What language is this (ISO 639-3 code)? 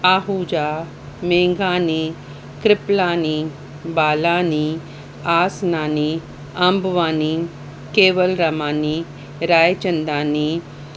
snd